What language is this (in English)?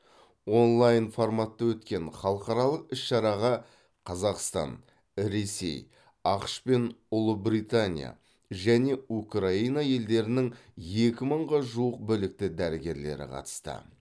Kazakh